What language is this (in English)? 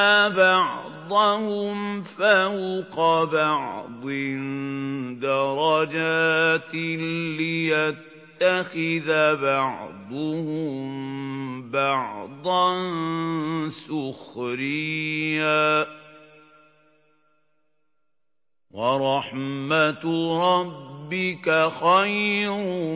Arabic